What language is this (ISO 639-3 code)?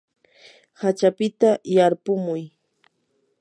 qur